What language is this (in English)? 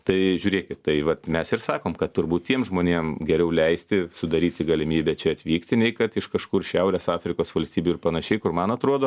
Lithuanian